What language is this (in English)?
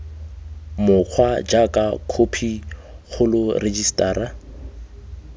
Tswana